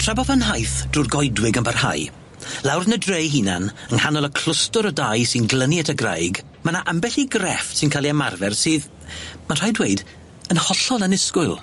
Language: Welsh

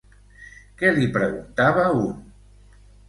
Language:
Catalan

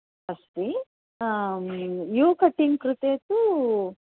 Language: Sanskrit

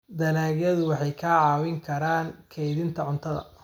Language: Somali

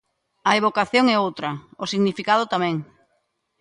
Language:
Galician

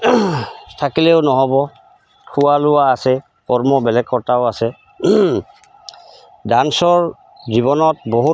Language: Assamese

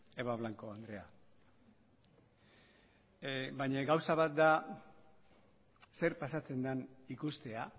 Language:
Basque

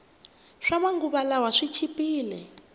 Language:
Tsonga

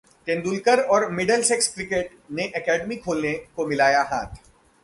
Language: Hindi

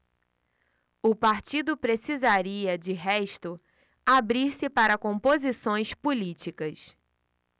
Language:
Portuguese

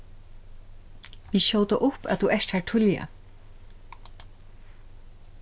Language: Faroese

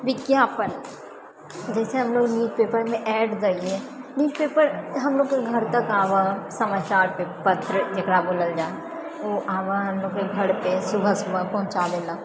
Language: Maithili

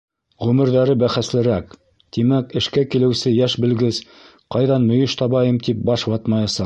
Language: Bashkir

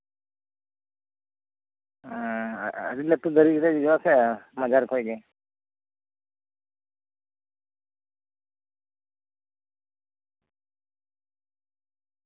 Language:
Santali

